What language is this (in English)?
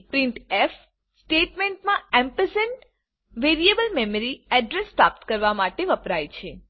Gujarati